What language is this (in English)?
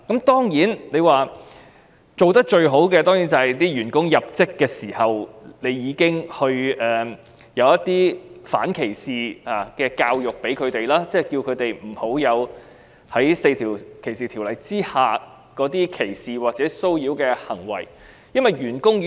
Cantonese